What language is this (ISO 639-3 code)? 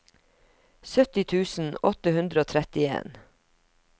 nor